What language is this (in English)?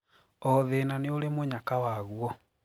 Kikuyu